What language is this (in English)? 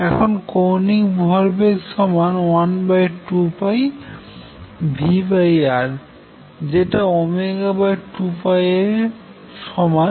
Bangla